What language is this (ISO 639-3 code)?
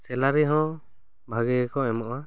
sat